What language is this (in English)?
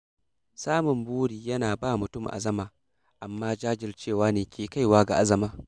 Hausa